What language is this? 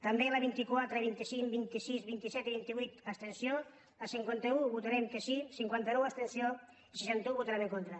Catalan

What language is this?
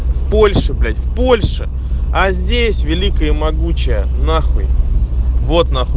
Russian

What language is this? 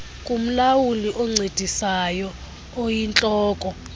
Xhosa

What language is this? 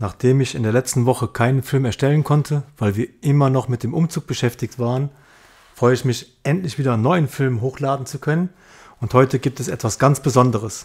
German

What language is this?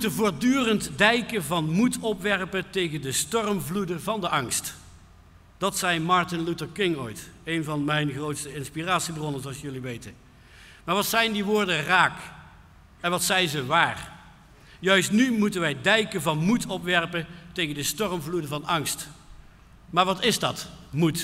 Dutch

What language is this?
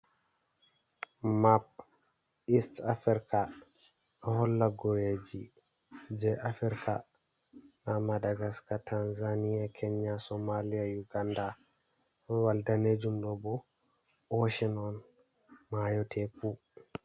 Fula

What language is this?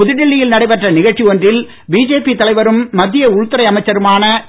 Tamil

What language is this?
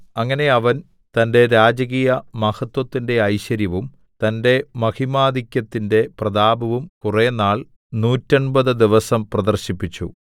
Malayalam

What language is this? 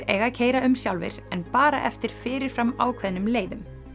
Icelandic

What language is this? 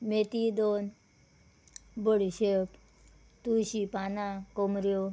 Konkani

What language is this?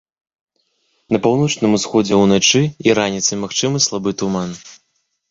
Belarusian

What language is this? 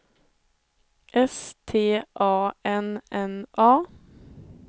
Swedish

